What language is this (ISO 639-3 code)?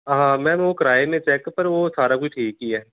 doi